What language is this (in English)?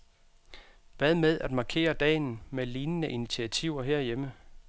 Danish